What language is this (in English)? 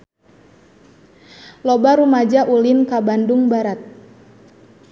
Sundanese